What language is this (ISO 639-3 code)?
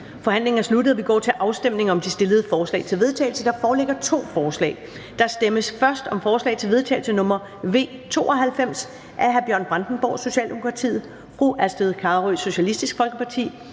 dan